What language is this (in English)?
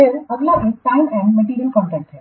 Hindi